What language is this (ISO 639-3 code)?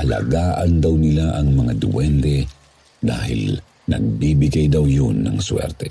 fil